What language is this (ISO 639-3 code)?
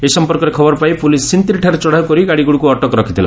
ori